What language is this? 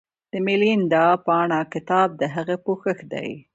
Pashto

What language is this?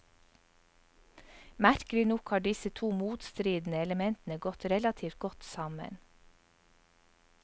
Norwegian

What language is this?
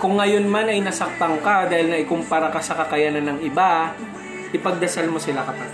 Filipino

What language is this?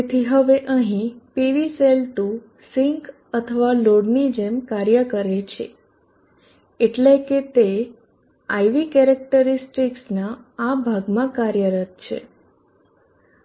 Gujarati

